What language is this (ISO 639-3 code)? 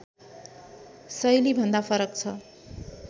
nep